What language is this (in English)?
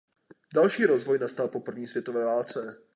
Czech